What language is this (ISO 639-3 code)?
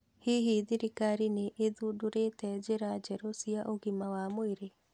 kik